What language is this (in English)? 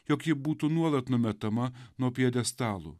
Lithuanian